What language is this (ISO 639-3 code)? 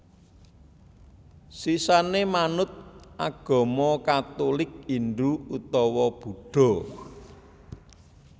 jav